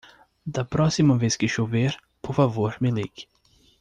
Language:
Portuguese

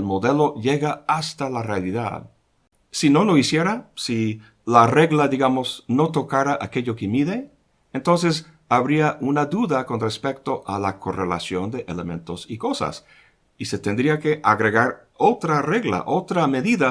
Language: Spanish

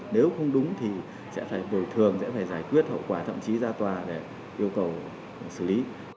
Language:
Vietnamese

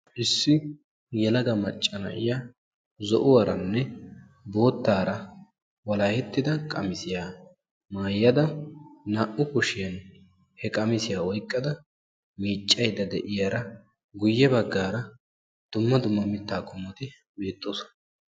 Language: Wolaytta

